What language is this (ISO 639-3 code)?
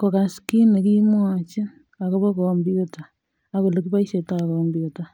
kln